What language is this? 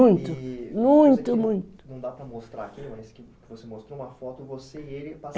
Portuguese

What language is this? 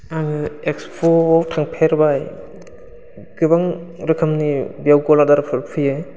Bodo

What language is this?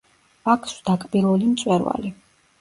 Georgian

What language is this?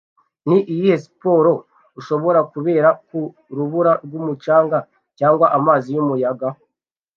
Kinyarwanda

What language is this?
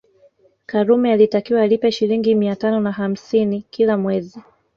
Swahili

